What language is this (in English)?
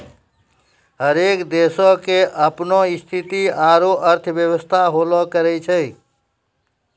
Maithili